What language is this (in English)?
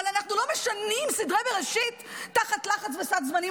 Hebrew